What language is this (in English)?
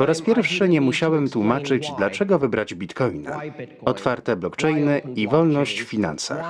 Polish